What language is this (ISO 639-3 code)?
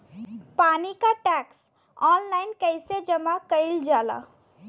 bho